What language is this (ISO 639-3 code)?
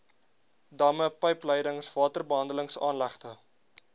afr